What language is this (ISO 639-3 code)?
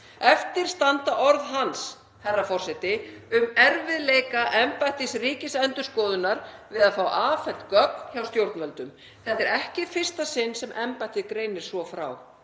isl